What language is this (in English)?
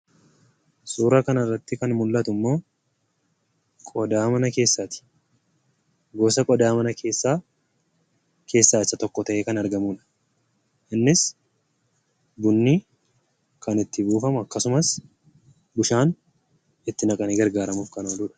Oromo